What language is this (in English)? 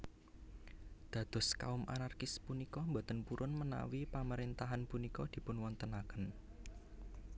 Javanese